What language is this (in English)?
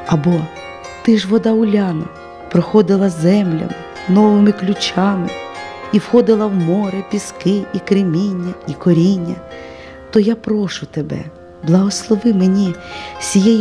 Ukrainian